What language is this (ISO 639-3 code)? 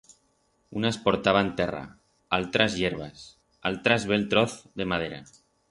arg